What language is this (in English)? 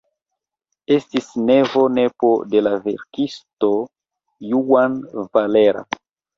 Esperanto